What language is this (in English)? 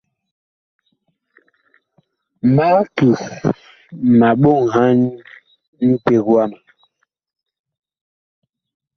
Bakoko